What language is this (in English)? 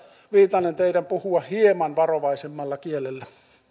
Finnish